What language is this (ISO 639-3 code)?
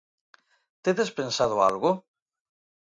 glg